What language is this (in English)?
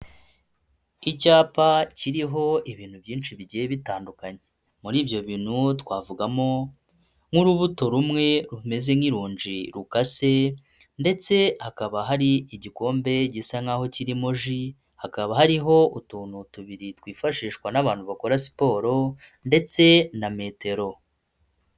Kinyarwanda